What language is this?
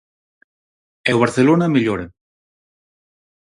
Galician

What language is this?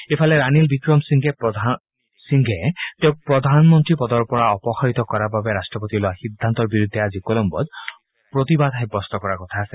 Assamese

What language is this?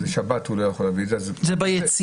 Hebrew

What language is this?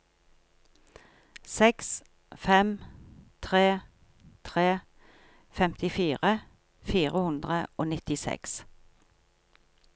Norwegian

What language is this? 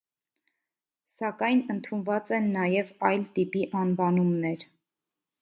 Armenian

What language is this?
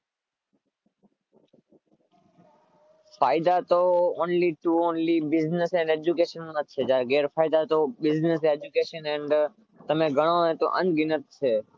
Gujarati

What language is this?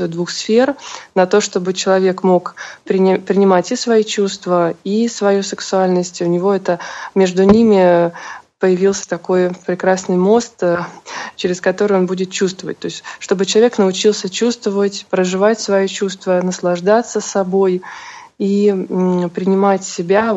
Russian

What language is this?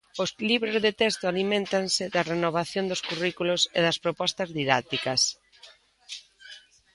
Galician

